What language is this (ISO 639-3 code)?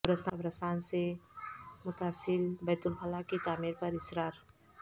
urd